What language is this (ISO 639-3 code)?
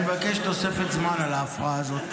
heb